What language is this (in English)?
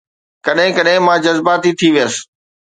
Sindhi